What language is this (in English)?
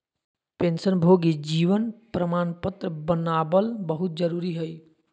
Magahi